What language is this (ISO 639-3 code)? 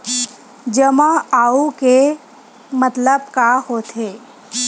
hne